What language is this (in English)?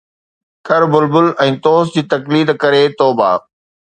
Sindhi